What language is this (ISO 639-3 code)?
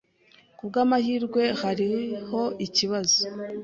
kin